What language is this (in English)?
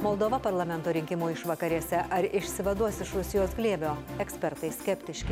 Lithuanian